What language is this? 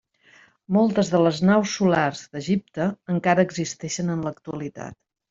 Catalan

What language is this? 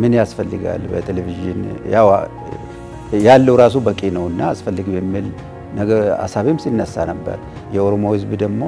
Arabic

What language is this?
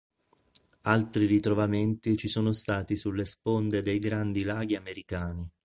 Italian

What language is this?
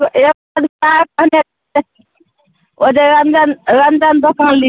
Maithili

